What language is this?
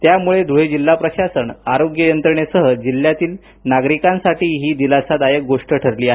Marathi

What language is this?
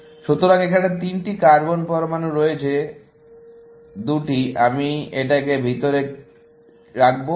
Bangla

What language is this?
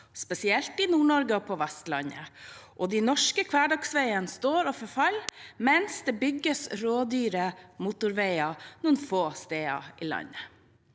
Norwegian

